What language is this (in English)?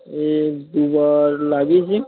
Bangla